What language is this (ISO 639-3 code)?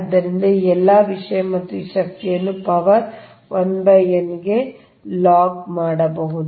kan